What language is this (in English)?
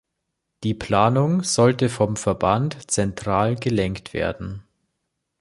German